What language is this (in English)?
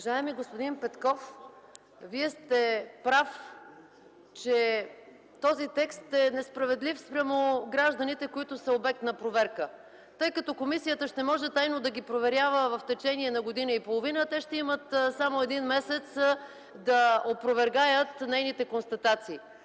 Bulgarian